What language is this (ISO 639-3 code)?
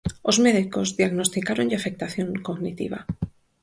glg